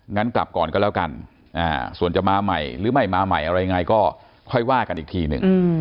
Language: Thai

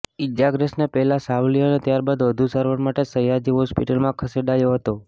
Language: Gujarati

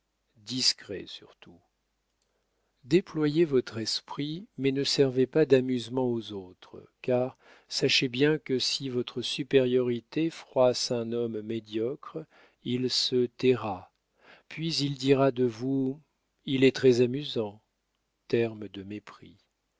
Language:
French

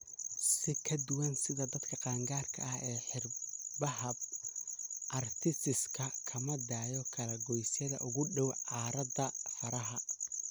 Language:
Somali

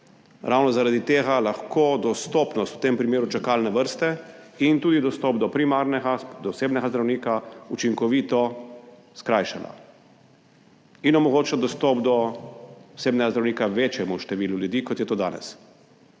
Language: Slovenian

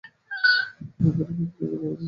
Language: Bangla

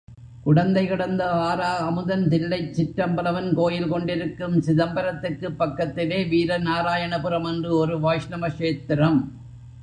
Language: Tamil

